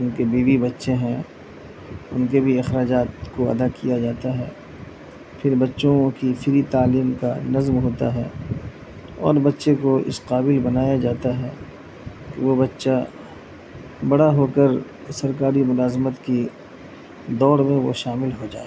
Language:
Urdu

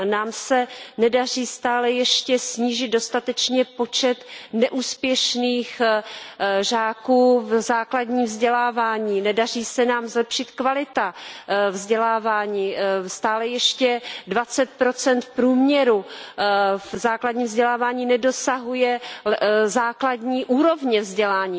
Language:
Czech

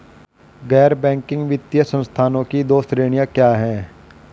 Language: Hindi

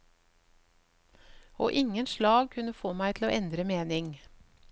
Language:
Norwegian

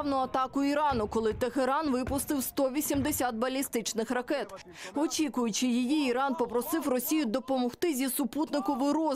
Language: Ukrainian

